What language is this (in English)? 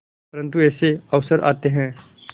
Hindi